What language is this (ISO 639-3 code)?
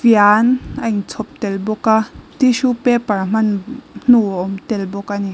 lus